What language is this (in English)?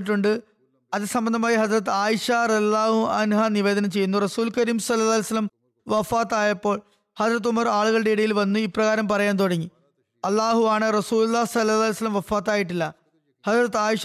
Malayalam